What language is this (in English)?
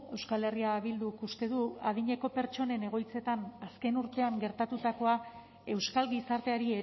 Basque